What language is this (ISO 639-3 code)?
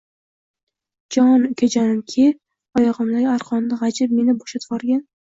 uzb